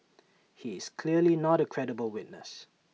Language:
English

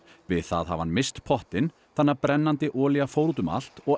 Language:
Icelandic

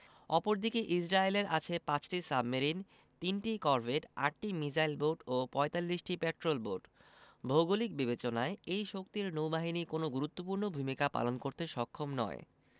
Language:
Bangla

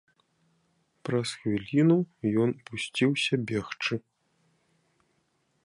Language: Belarusian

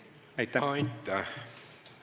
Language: Estonian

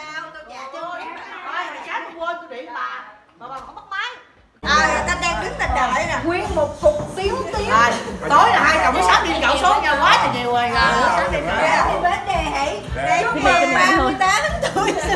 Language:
Vietnamese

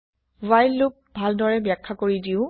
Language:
Assamese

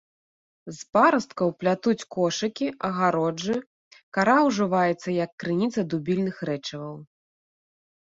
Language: Belarusian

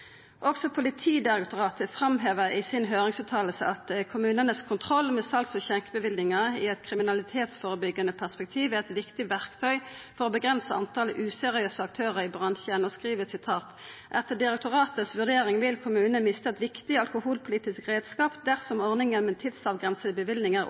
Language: Norwegian Nynorsk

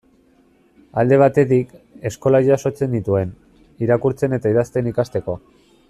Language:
Basque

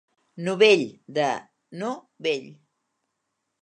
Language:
Catalan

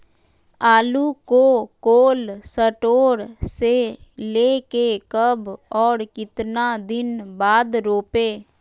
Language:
Magahi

